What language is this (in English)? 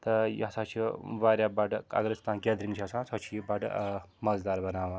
Kashmiri